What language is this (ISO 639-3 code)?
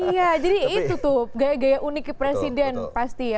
ind